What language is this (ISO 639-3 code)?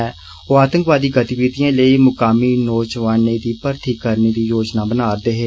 doi